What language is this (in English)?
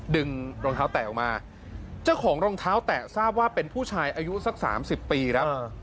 Thai